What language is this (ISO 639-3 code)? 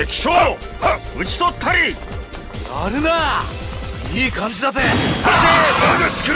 jpn